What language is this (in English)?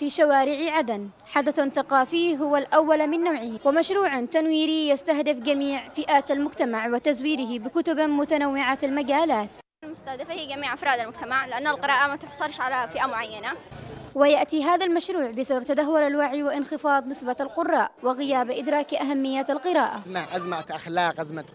Arabic